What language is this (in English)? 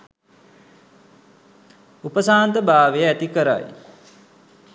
Sinhala